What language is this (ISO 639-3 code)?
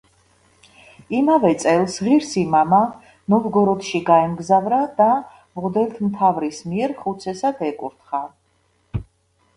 kat